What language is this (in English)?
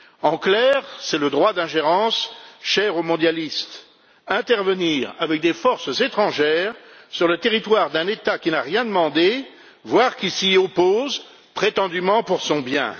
French